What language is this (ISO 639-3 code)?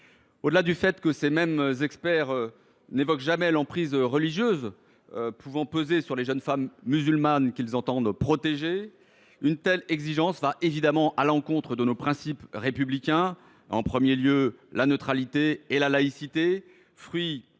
fra